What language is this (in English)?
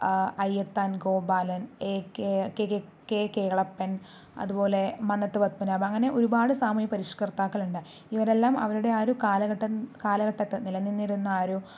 Malayalam